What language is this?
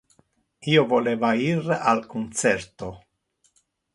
Interlingua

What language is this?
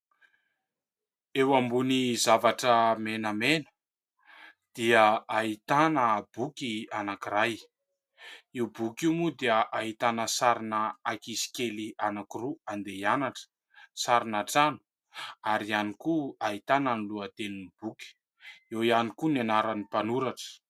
Malagasy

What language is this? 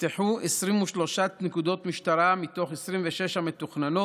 Hebrew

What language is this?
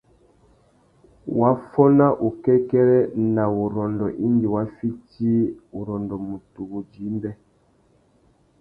Tuki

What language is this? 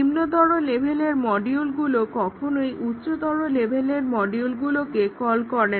Bangla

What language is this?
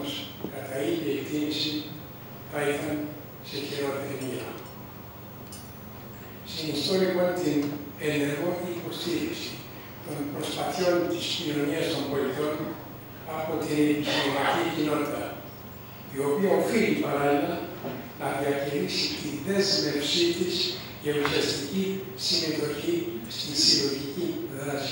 Greek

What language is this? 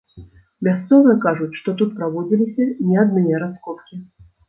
Belarusian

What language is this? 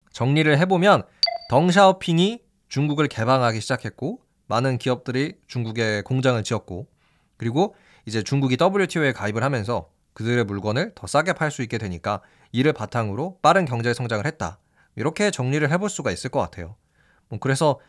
Korean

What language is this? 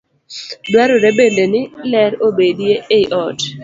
Luo (Kenya and Tanzania)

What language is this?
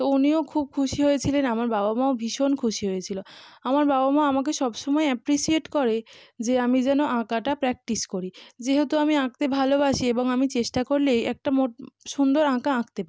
Bangla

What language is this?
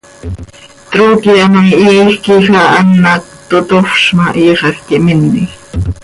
Seri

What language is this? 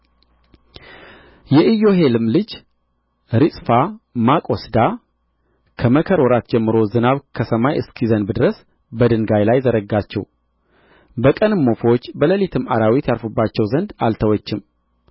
Amharic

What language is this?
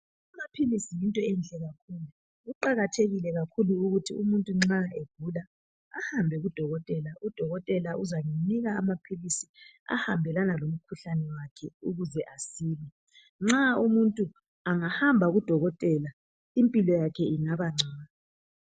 North Ndebele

